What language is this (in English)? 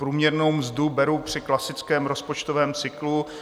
Czech